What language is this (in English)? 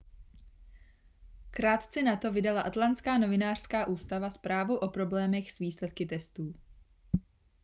Czech